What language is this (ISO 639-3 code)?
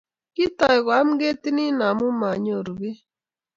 kln